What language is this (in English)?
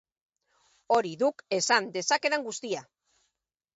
Basque